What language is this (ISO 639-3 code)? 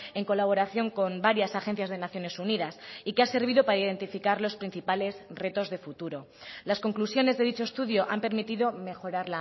spa